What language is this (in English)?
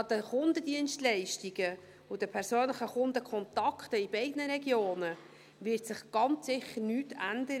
Swiss German